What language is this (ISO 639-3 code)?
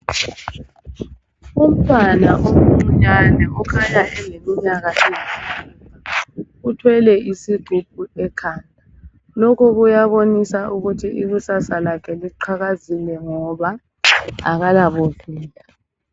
nde